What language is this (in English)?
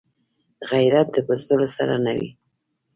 Pashto